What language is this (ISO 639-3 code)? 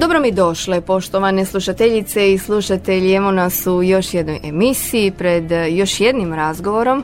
hrv